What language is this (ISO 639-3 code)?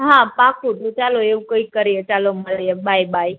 guj